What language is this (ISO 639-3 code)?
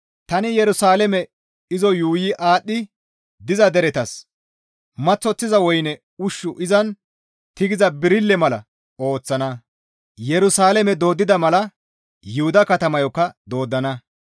gmv